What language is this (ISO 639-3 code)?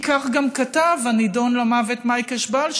heb